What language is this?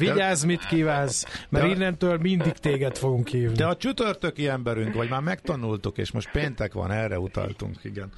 Hungarian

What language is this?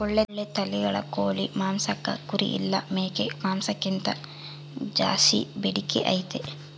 Kannada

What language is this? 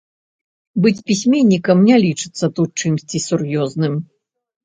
Belarusian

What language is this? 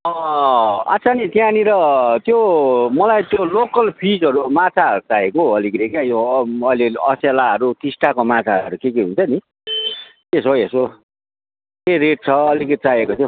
Nepali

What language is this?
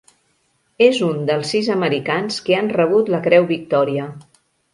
Catalan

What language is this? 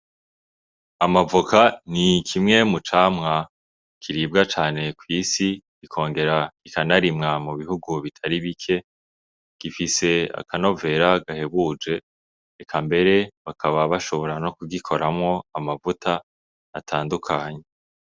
Rundi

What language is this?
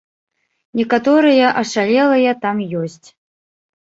Belarusian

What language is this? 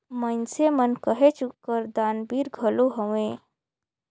Chhattisgarhi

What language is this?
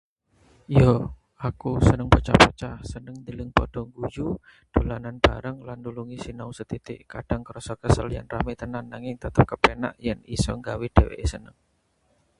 Javanese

